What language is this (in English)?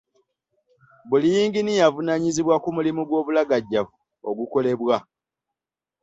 Ganda